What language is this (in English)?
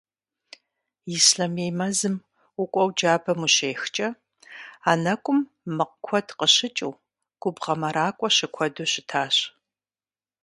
Kabardian